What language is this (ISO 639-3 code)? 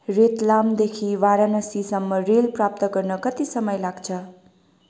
nep